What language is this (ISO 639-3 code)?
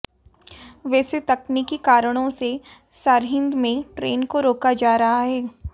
hin